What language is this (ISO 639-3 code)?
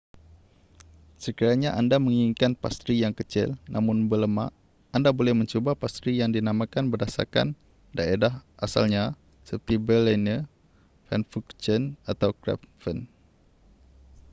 msa